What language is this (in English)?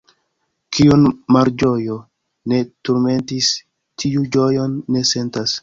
Esperanto